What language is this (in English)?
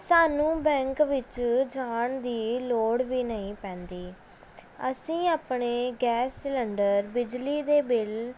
Punjabi